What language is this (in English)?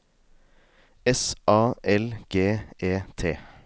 Norwegian